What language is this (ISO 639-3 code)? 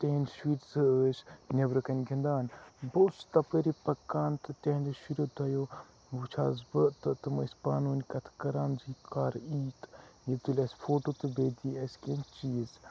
kas